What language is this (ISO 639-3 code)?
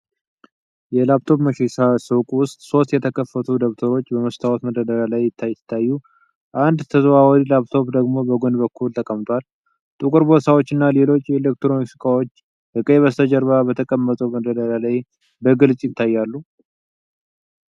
amh